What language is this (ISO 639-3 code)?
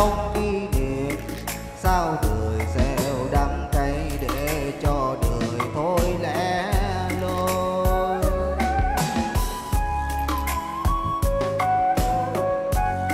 vie